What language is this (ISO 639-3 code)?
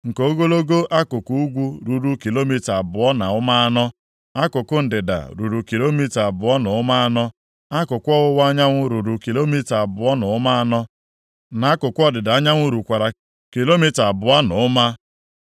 ibo